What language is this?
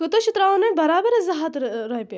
Kashmiri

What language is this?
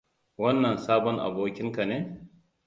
Hausa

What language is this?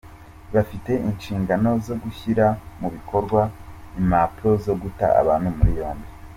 Kinyarwanda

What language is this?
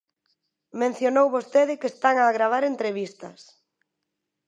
Galician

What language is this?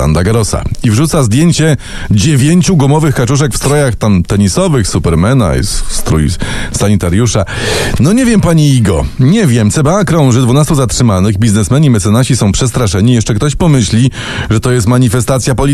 Polish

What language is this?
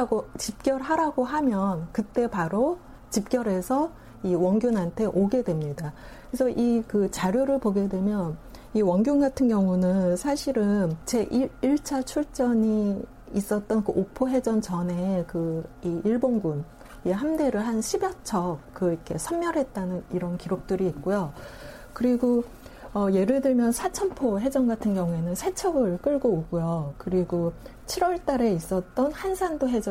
Korean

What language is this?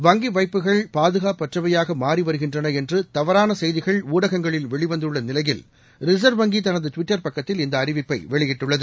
Tamil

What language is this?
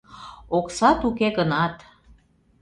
Mari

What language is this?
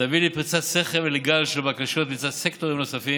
Hebrew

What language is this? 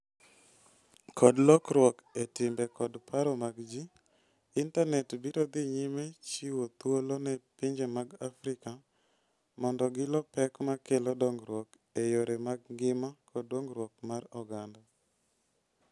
Luo (Kenya and Tanzania)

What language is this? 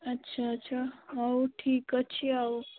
Odia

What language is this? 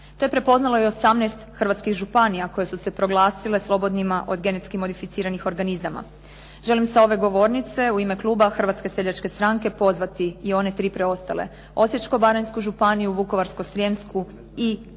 Croatian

